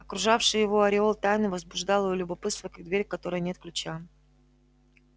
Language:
Russian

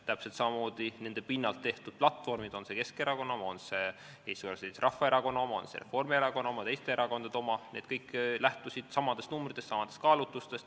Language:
Estonian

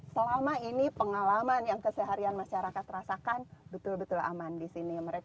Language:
Indonesian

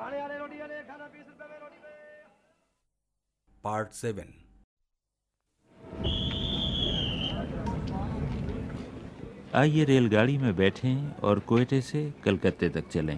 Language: Hindi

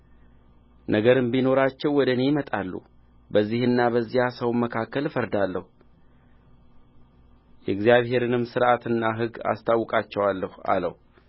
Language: Amharic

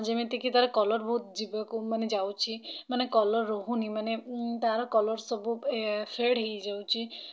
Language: Odia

